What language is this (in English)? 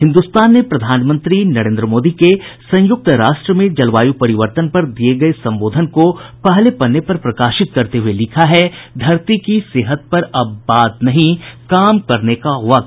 Hindi